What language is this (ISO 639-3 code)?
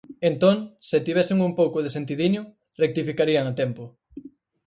glg